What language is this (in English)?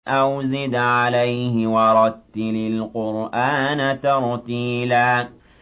Arabic